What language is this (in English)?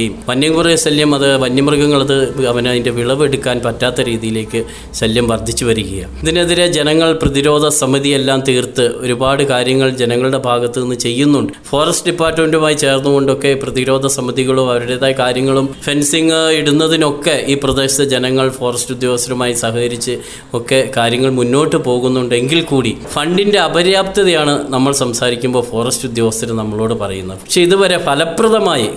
Malayalam